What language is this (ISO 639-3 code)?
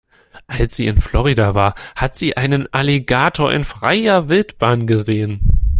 deu